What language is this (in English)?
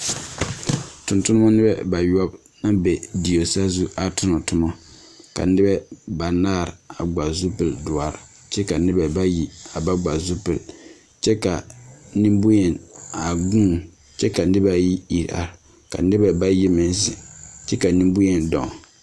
Southern Dagaare